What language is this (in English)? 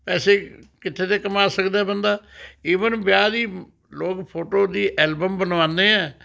Punjabi